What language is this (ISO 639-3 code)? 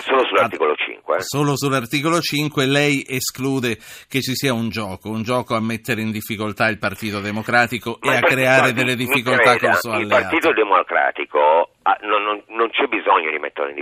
ita